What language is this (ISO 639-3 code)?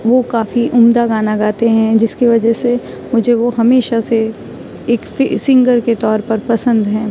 urd